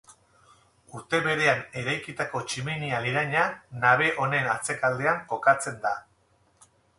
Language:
Basque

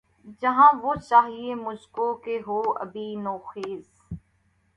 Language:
Urdu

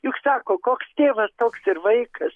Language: Lithuanian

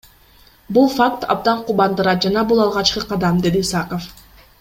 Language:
Kyrgyz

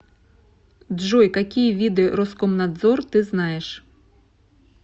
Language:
Russian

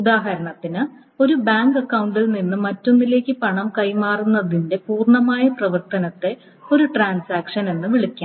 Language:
Malayalam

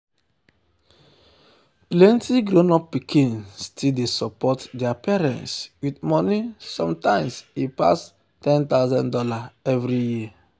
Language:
Nigerian Pidgin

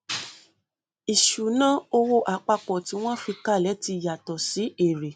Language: Yoruba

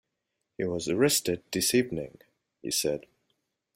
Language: English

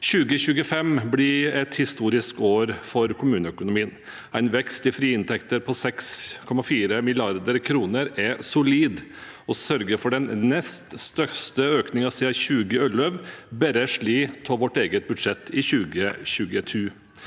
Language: Norwegian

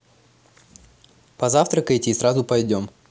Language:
Russian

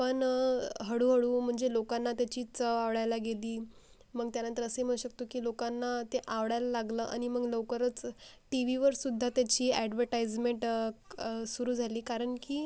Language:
Marathi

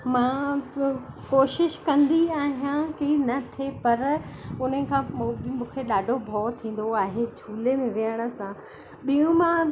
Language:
Sindhi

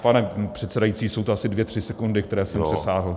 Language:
Czech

